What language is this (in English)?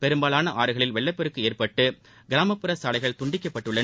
Tamil